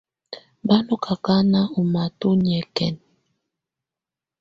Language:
Tunen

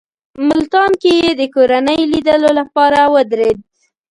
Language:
Pashto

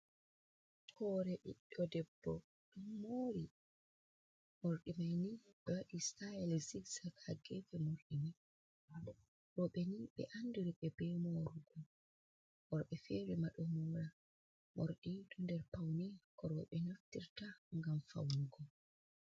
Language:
Fula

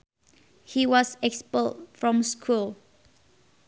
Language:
Sundanese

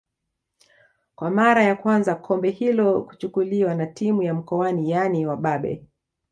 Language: Swahili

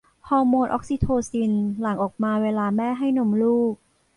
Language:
Thai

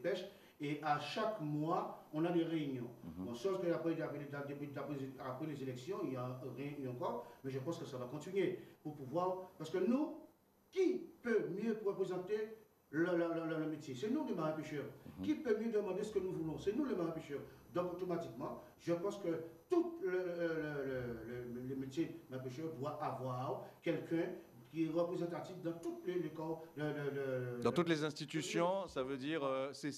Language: French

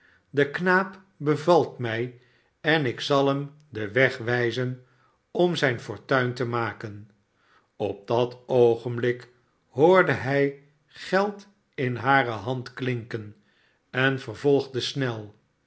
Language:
Dutch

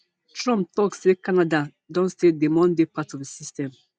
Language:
Nigerian Pidgin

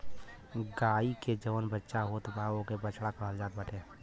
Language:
Bhojpuri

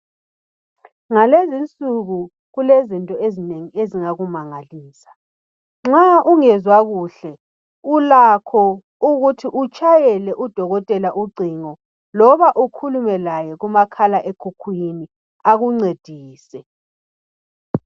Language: North Ndebele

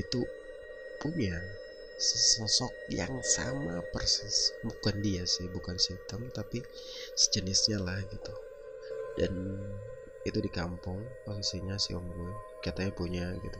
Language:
Indonesian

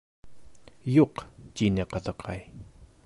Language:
Bashkir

